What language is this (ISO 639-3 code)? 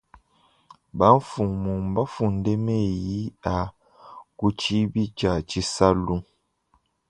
lua